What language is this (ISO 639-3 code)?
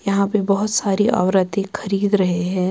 urd